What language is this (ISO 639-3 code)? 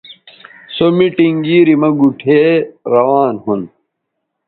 btv